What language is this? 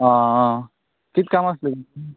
Konkani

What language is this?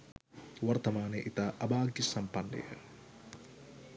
Sinhala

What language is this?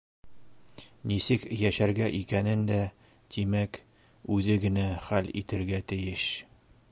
Bashkir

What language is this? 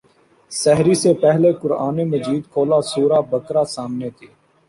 Urdu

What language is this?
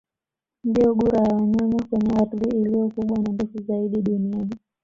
Swahili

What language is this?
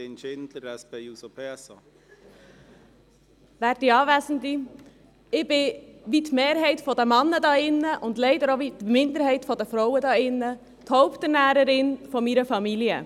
Swiss German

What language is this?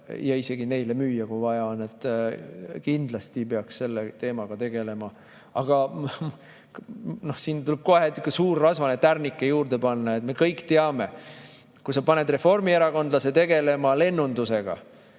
Estonian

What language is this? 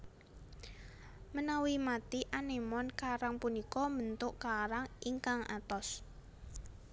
Javanese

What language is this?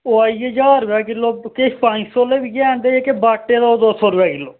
Dogri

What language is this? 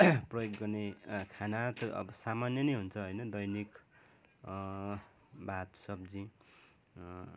Nepali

